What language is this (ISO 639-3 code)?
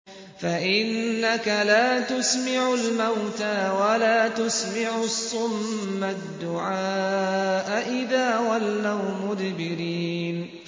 ara